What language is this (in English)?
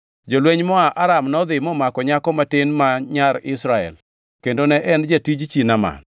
Luo (Kenya and Tanzania)